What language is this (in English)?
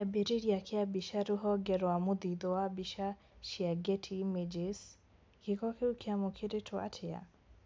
Kikuyu